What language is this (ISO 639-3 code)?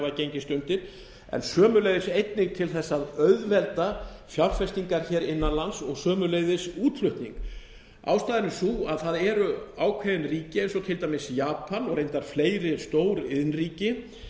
isl